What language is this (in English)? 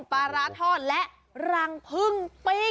Thai